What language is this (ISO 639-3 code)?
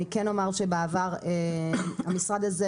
heb